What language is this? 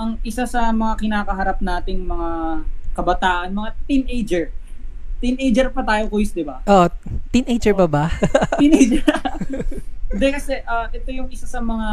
Filipino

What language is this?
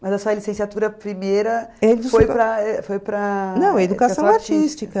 Portuguese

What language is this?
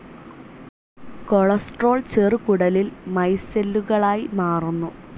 Malayalam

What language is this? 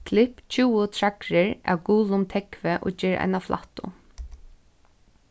Faroese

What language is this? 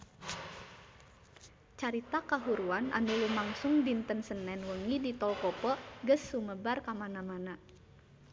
Sundanese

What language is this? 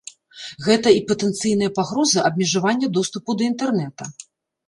Belarusian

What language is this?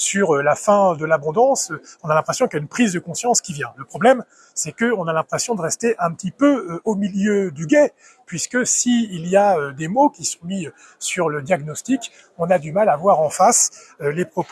French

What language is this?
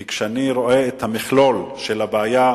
Hebrew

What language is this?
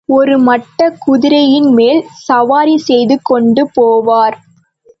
Tamil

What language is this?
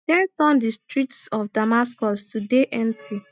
Nigerian Pidgin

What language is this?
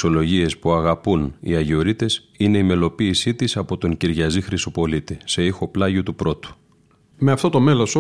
Greek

